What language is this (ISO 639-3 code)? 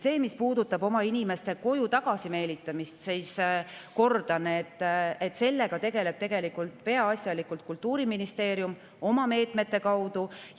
est